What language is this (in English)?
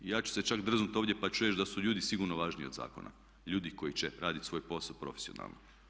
Croatian